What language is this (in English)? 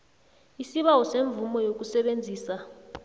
South Ndebele